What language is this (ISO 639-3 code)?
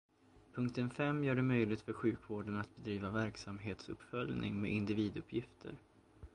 swe